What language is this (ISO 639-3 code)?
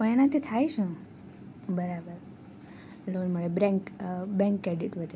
guj